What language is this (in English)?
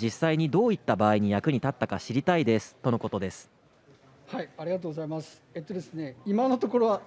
Japanese